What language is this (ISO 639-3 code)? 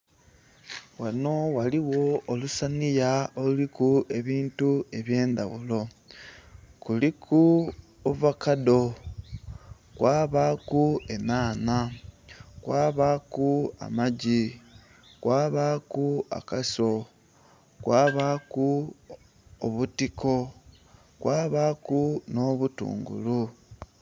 xog